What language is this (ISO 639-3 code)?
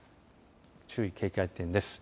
jpn